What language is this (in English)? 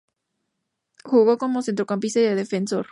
Spanish